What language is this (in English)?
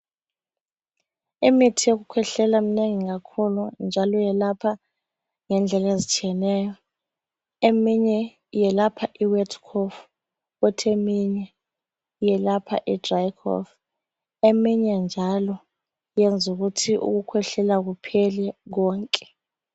North Ndebele